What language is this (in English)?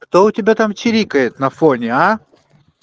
Russian